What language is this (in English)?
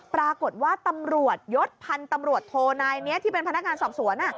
Thai